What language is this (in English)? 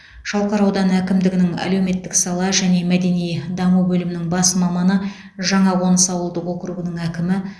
Kazakh